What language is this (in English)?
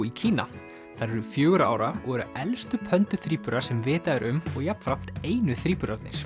Icelandic